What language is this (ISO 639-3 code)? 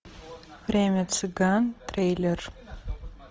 rus